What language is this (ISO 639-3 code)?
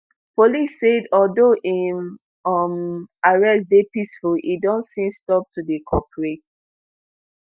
pcm